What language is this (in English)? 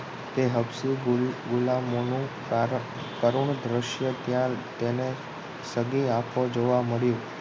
Gujarati